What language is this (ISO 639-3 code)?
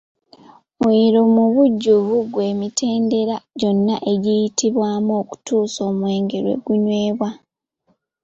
lug